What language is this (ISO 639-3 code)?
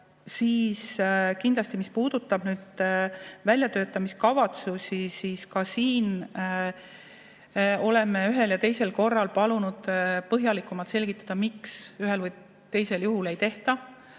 est